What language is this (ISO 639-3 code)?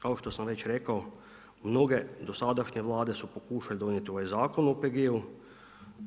hrv